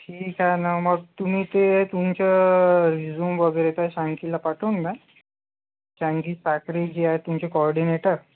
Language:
Marathi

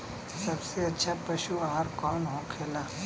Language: Bhojpuri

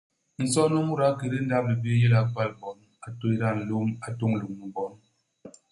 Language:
Basaa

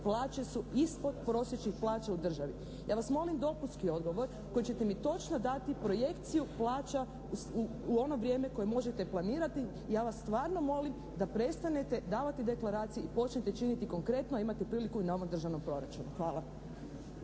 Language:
Croatian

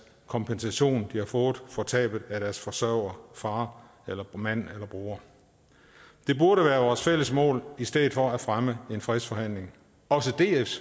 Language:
Danish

